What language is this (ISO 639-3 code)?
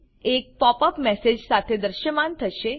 guj